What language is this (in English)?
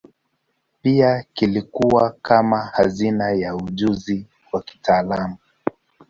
Swahili